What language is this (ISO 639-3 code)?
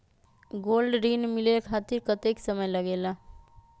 mag